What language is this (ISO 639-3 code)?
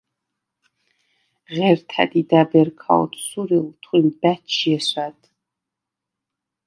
sva